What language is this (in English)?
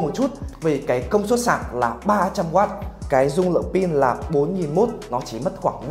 Vietnamese